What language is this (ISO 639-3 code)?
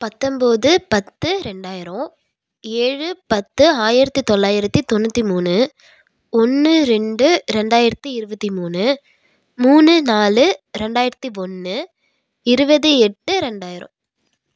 tam